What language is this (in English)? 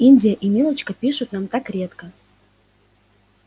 Russian